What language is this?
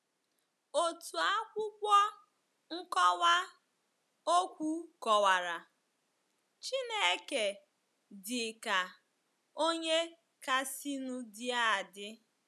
Igbo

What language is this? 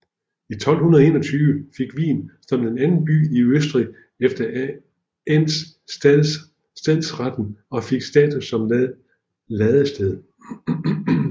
Danish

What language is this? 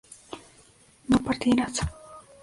Spanish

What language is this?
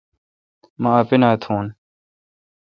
Kalkoti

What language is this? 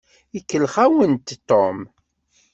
Kabyle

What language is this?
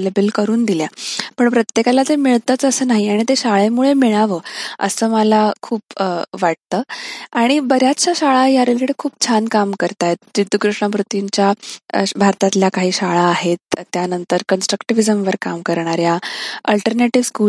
Marathi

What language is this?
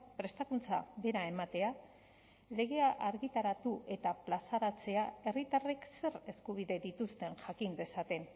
Basque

